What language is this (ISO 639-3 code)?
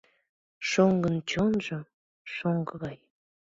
chm